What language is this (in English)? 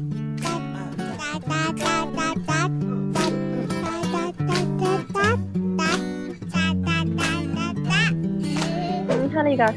Thai